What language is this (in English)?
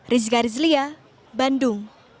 Indonesian